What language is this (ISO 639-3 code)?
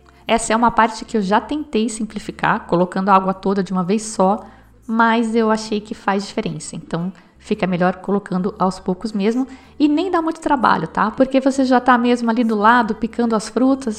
por